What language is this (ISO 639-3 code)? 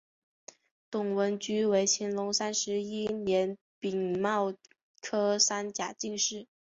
zho